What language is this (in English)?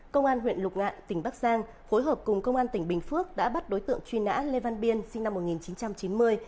Vietnamese